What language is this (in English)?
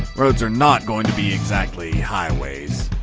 English